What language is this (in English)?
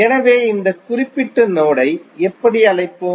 Tamil